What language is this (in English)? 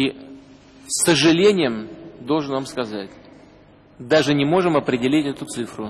Russian